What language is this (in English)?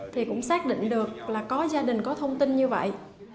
Vietnamese